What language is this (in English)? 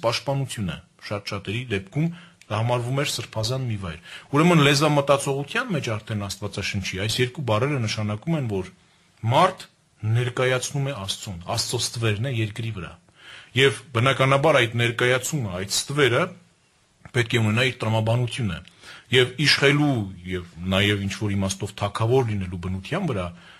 Hungarian